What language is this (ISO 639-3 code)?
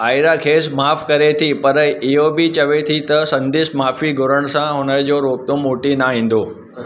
snd